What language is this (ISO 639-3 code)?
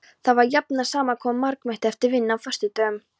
isl